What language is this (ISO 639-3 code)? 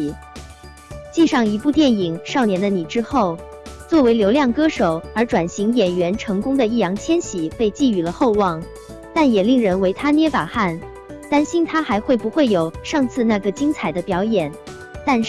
zho